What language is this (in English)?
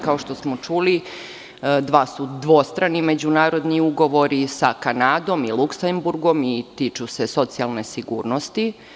Serbian